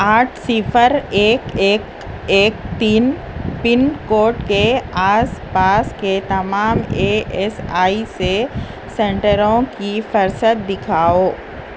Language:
Urdu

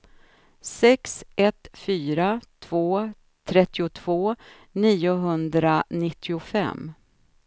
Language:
Swedish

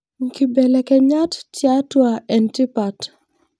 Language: Masai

